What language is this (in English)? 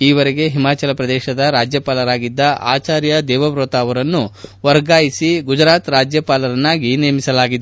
Kannada